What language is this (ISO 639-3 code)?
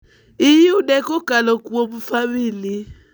luo